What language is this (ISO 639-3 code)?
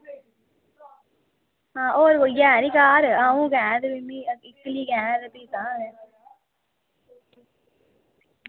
doi